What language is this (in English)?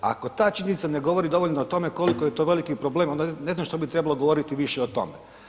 Croatian